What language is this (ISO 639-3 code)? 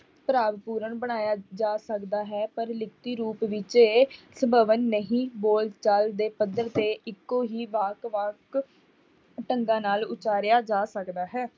pan